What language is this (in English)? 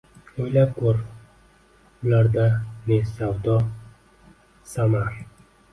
Uzbek